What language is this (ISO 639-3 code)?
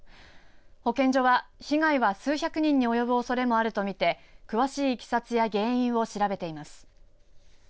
jpn